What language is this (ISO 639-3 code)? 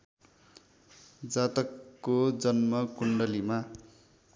nep